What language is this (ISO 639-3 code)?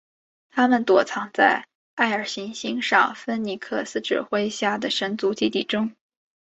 zho